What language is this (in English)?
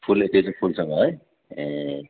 Nepali